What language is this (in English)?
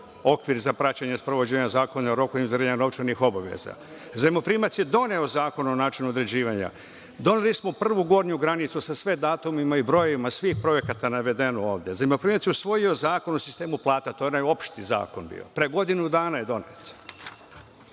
Serbian